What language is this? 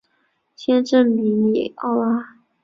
Chinese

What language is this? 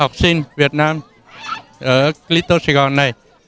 Vietnamese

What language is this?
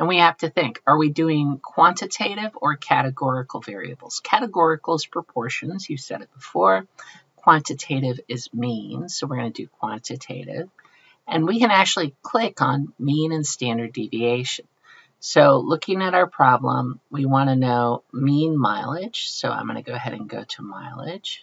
English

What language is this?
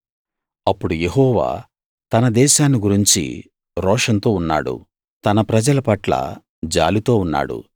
Telugu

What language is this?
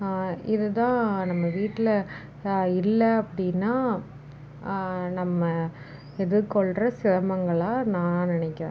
Tamil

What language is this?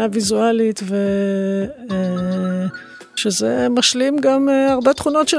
Hebrew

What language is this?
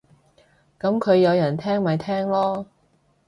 Cantonese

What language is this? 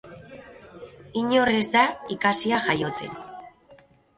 Basque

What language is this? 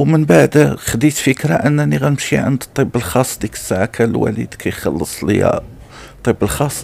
Arabic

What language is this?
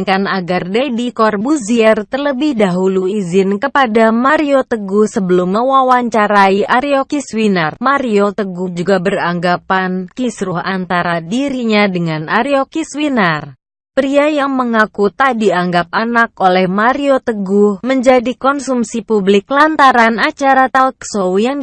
Indonesian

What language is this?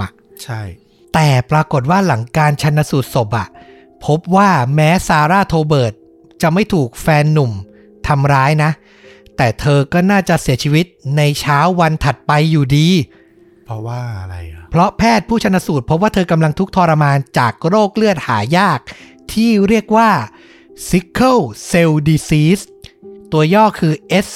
Thai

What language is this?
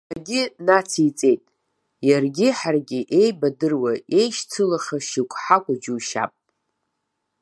Abkhazian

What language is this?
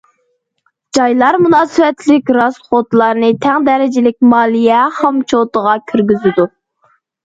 Uyghur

